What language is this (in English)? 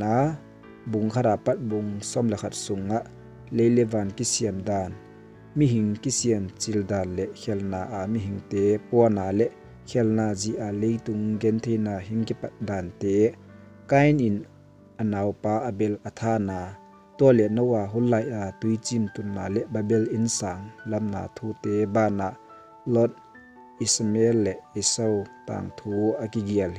Thai